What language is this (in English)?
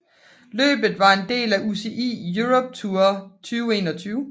Danish